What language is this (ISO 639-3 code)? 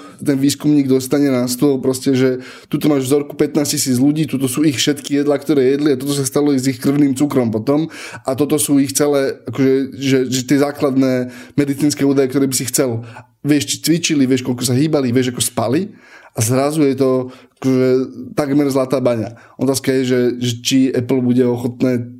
slk